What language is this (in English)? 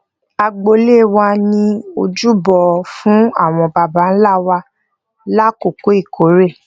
Yoruba